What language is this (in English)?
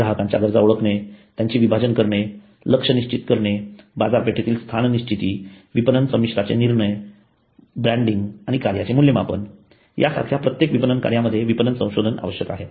Marathi